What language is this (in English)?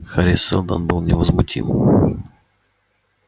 Russian